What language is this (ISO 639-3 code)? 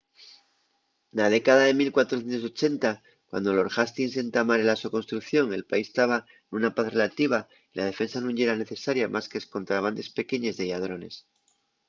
ast